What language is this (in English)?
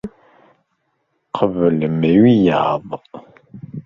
Kabyle